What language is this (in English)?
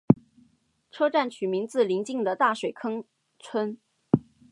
Chinese